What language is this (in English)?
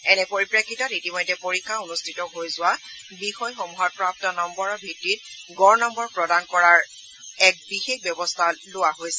Assamese